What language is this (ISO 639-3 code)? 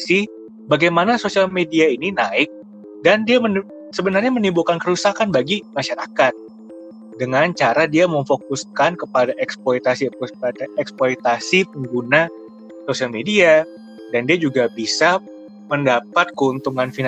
ind